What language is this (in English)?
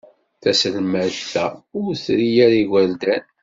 Kabyle